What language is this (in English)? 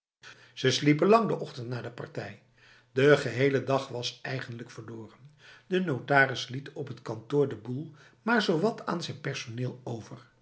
Dutch